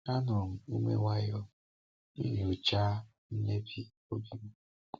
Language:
Igbo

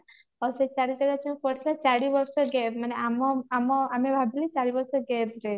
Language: Odia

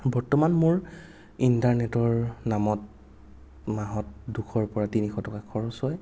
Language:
Assamese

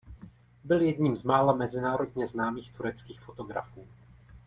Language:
Czech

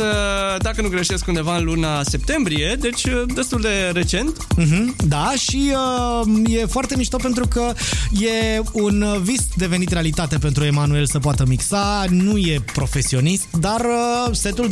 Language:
Romanian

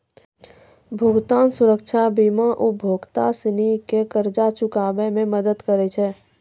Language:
Maithili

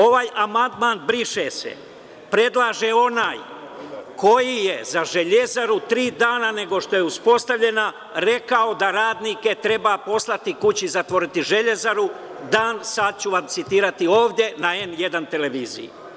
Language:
Serbian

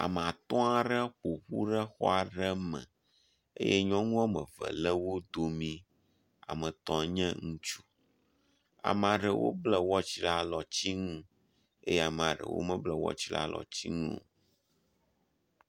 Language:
Ewe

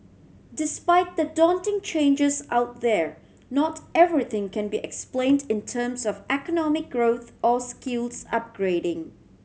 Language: English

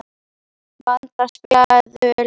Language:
Icelandic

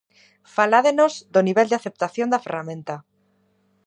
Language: Galician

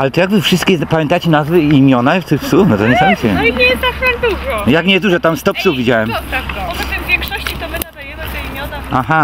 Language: Polish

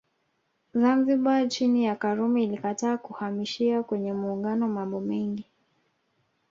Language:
Swahili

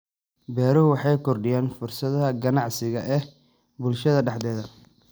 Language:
Somali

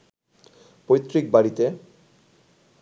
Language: Bangla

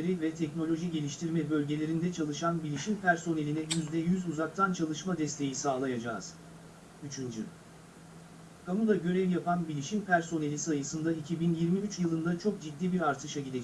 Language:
Turkish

